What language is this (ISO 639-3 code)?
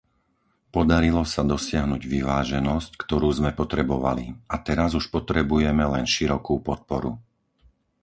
slk